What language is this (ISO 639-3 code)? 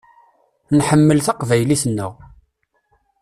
kab